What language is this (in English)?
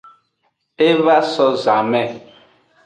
Aja (Benin)